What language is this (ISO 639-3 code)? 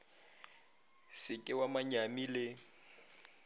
nso